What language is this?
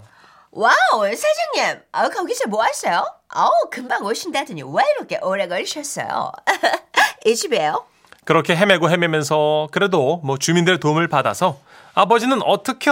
Korean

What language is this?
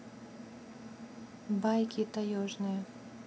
Russian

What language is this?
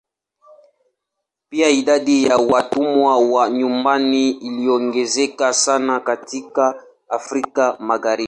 Swahili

